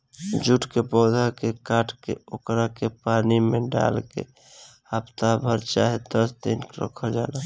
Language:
Bhojpuri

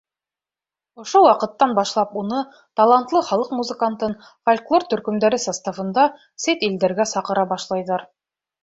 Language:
Bashkir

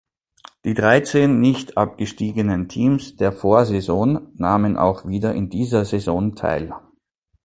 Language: German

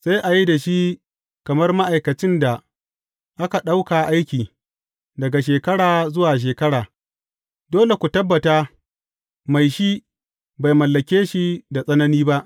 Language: Hausa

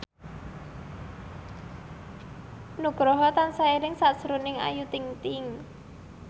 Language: Javanese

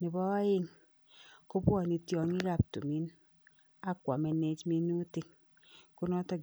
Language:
Kalenjin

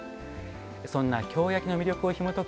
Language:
Japanese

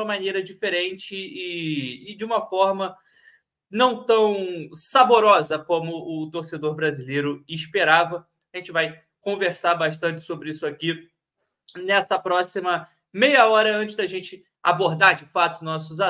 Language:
Portuguese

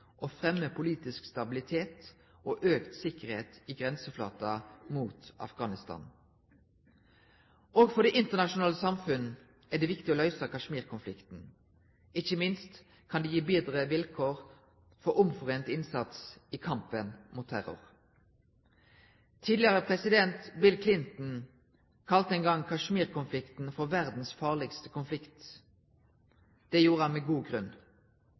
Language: Norwegian Bokmål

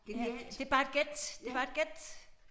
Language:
Danish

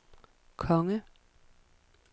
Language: Danish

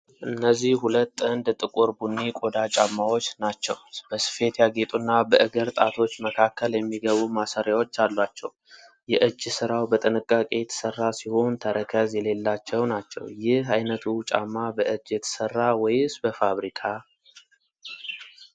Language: Amharic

